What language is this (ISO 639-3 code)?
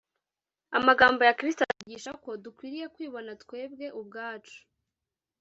kin